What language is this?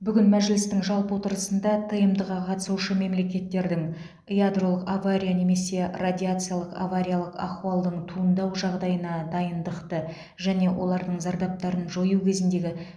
Kazakh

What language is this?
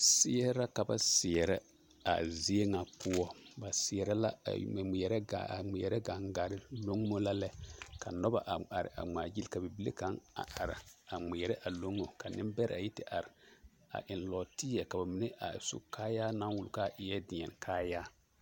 Southern Dagaare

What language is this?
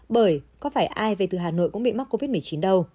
Vietnamese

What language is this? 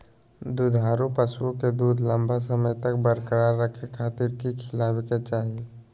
Magahi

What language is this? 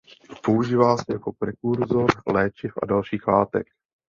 Czech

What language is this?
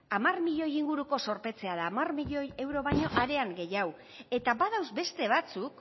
Basque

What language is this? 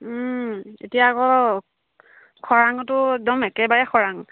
Assamese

